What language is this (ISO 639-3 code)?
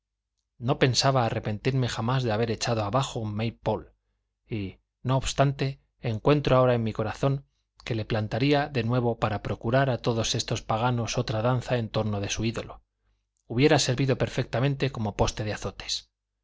spa